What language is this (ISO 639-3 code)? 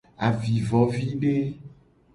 gej